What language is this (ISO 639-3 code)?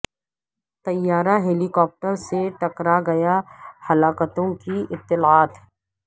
urd